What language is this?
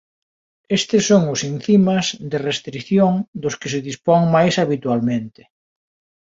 Galician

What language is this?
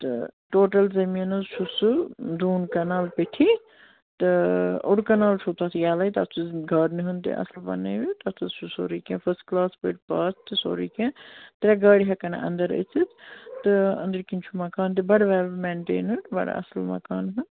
Kashmiri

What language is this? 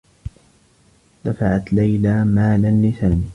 Arabic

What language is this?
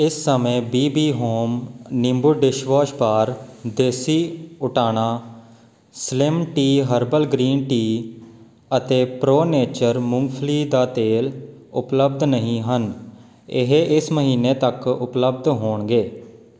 Punjabi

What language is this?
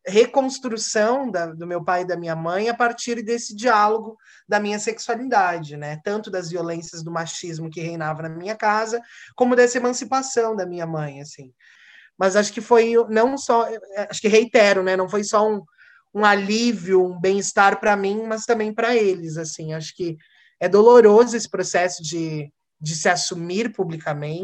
Portuguese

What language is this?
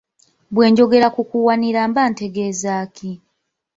Ganda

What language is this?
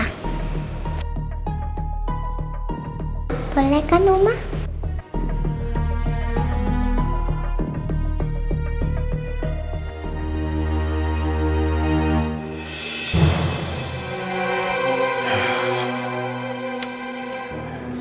Indonesian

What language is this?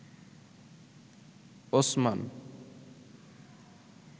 Bangla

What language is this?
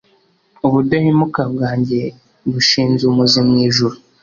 Kinyarwanda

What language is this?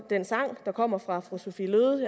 Danish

